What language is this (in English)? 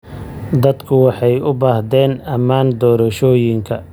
Somali